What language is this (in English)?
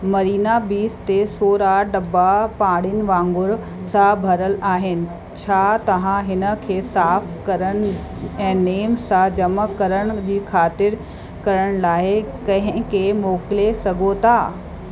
Sindhi